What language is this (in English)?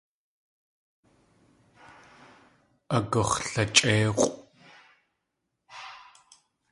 Tlingit